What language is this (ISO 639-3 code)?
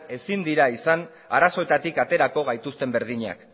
eus